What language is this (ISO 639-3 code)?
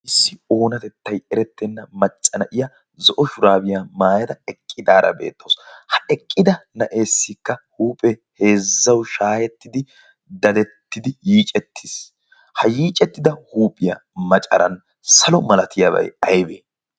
wal